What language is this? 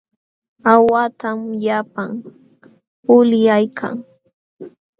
Jauja Wanca Quechua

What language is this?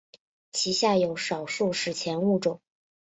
Chinese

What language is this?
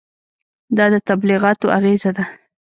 Pashto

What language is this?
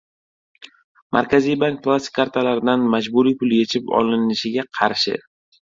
Uzbek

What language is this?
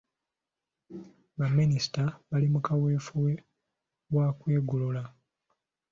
Ganda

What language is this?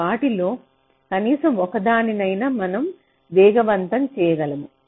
Telugu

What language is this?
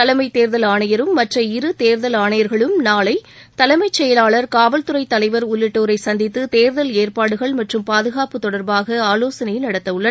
Tamil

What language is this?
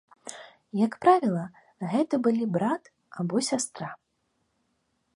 Belarusian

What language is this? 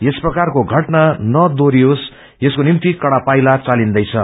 Nepali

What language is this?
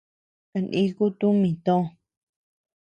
Tepeuxila Cuicatec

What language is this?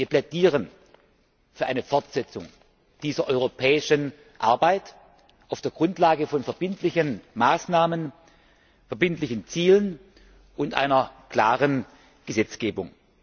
German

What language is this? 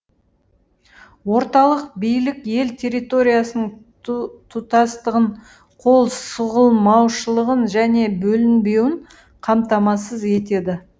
Kazakh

